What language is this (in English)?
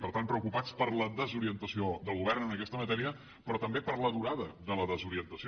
Catalan